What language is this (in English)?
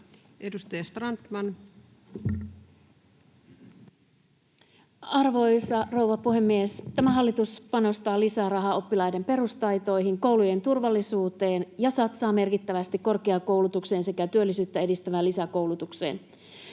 Finnish